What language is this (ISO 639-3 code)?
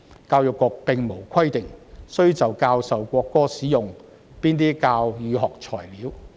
yue